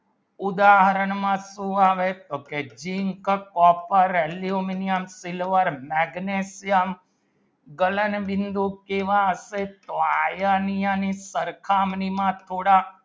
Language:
Gujarati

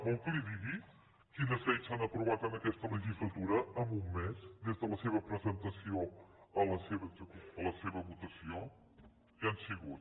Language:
Catalan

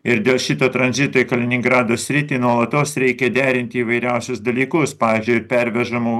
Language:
Lithuanian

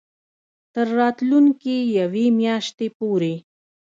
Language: Pashto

